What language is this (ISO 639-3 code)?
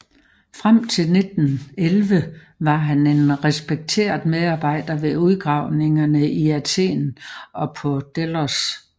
dan